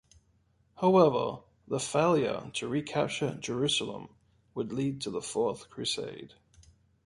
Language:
English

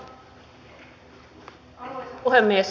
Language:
Finnish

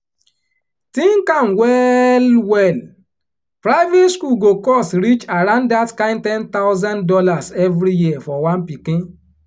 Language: Nigerian Pidgin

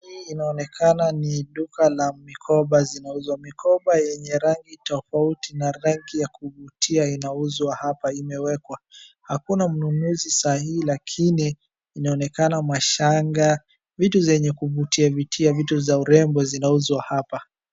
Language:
Swahili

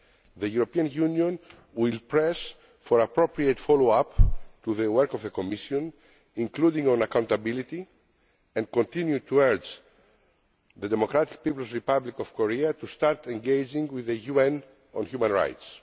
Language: English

